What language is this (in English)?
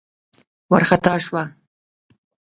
Pashto